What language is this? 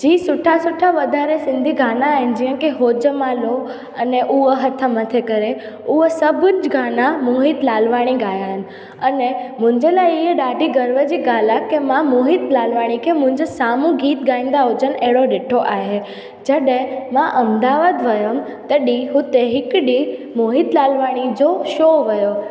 Sindhi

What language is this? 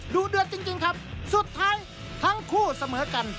Thai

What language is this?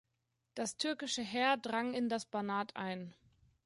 German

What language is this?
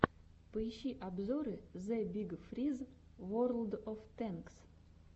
Russian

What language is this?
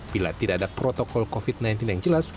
Indonesian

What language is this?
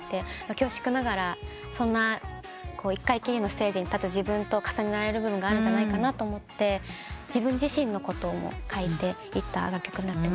Japanese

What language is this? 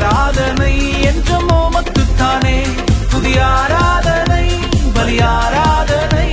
Urdu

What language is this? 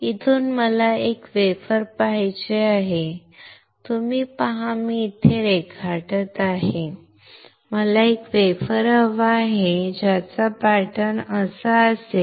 Marathi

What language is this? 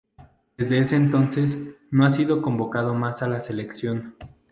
Spanish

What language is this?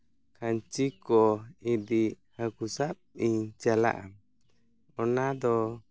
Santali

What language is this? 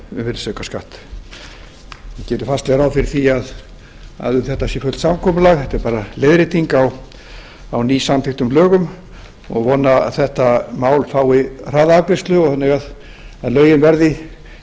Icelandic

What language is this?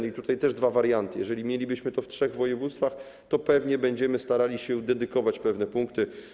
Polish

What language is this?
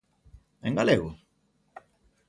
Galician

